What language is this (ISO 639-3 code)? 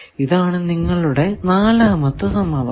mal